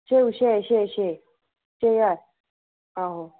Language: Dogri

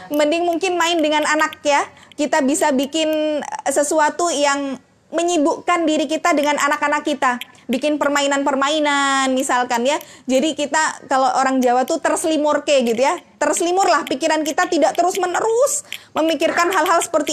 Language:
Indonesian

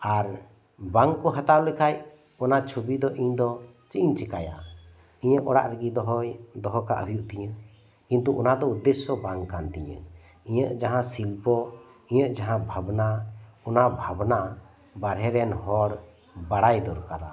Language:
Santali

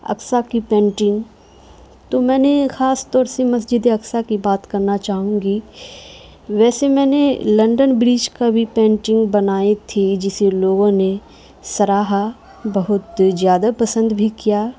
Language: Urdu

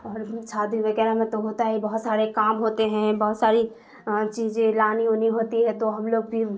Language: Urdu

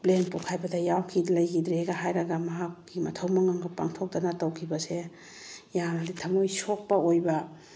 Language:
Manipuri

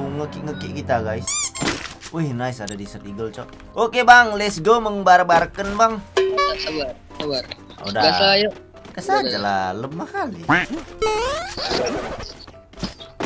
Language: Indonesian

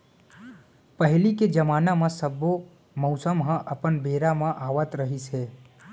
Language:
Chhattisgarhi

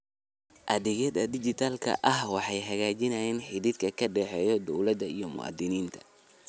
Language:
Somali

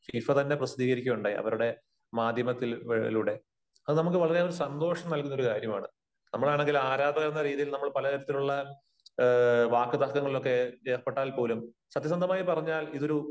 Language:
Malayalam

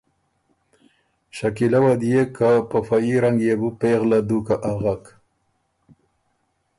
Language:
Ormuri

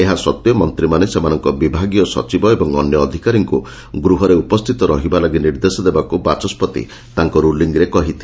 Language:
Odia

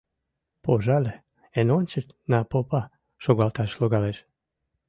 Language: Mari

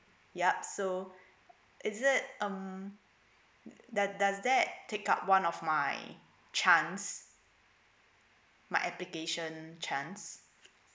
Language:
English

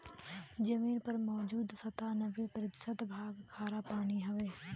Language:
Bhojpuri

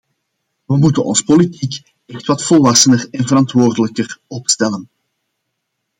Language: Dutch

